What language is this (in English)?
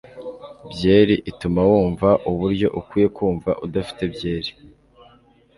Kinyarwanda